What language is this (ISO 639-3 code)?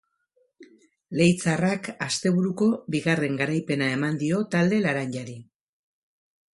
eus